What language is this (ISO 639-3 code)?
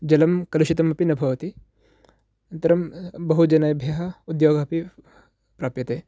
san